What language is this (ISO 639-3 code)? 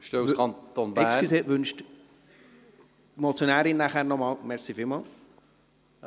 gsw